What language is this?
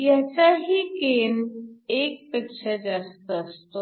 Marathi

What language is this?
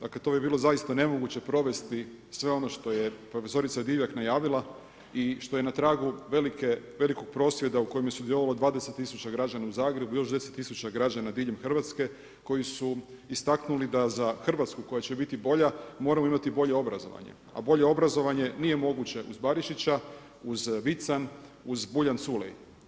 Croatian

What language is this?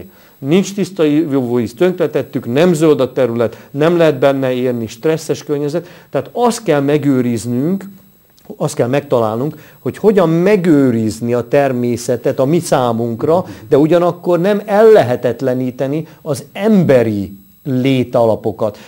Hungarian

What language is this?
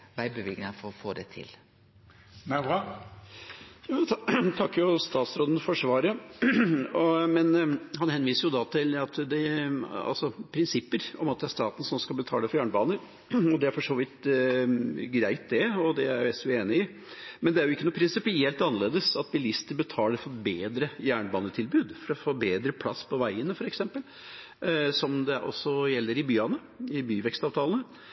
Norwegian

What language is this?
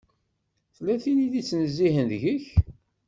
Kabyle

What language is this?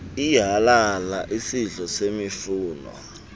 Xhosa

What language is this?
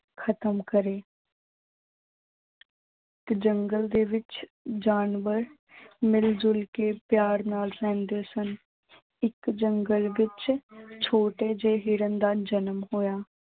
Punjabi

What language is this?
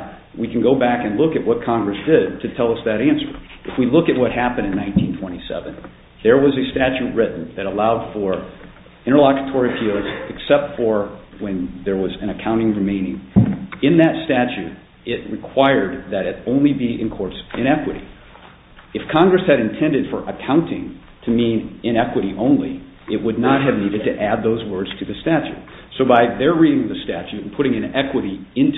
English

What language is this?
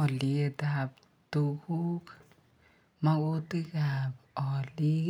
Kalenjin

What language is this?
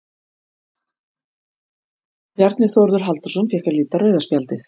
Icelandic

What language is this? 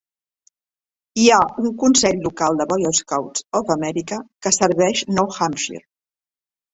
Catalan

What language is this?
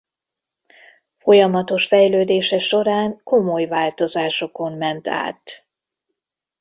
Hungarian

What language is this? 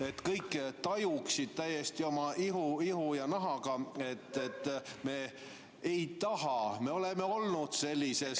Estonian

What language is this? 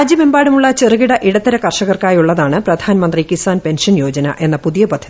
Malayalam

